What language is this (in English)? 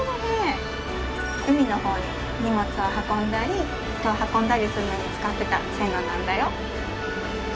Japanese